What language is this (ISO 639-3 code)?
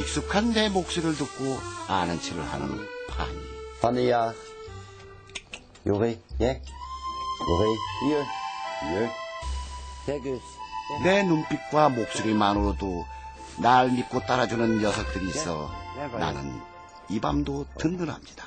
kor